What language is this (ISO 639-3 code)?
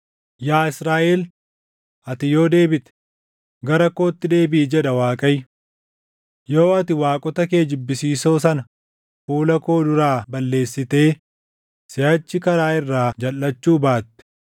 orm